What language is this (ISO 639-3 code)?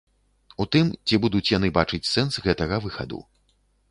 bel